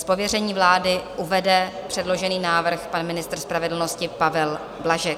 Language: Czech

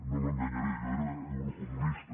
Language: Catalan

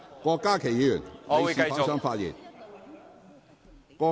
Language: Cantonese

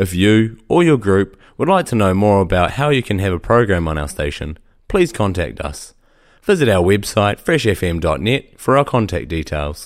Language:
English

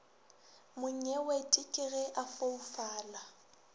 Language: Northern Sotho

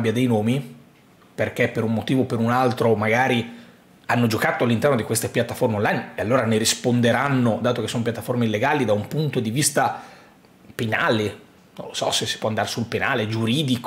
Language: Italian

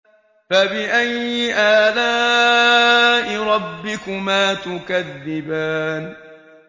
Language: Arabic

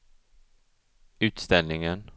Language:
Swedish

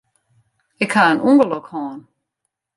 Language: Western Frisian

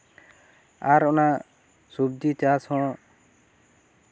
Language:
Santali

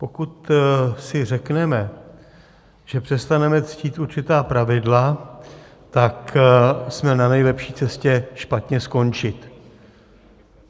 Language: Czech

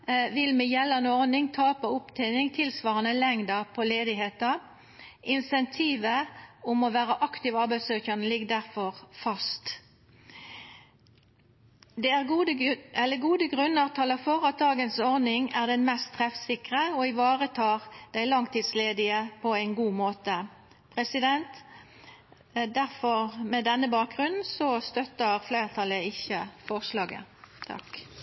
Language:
Norwegian Nynorsk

